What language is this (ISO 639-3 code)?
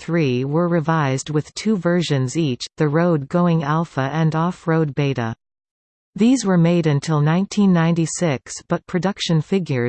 eng